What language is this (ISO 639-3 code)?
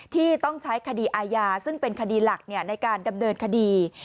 tha